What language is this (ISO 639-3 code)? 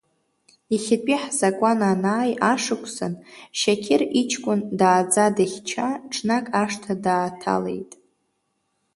abk